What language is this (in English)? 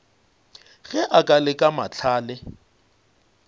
Northern Sotho